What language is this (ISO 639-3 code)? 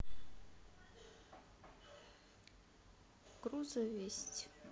rus